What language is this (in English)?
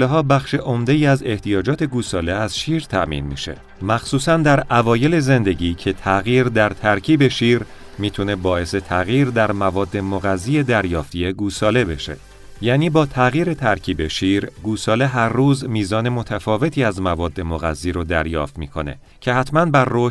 Persian